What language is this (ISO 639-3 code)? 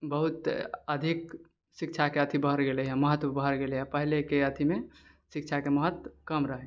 mai